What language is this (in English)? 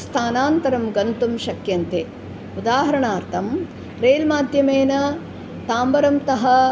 Sanskrit